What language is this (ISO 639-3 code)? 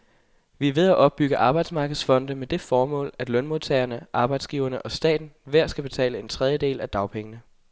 dan